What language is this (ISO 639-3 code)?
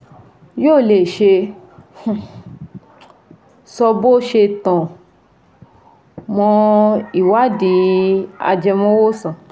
yor